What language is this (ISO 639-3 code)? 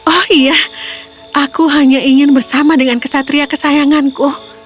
ind